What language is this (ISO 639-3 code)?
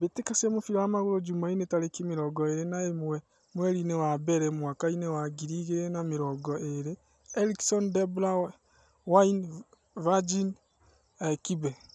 kik